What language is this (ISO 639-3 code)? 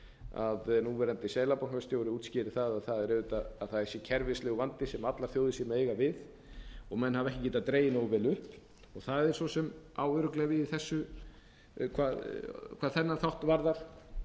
isl